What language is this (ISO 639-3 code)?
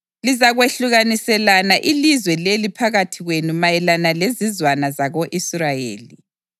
nde